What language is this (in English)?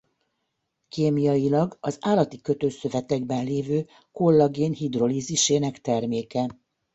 Hungarian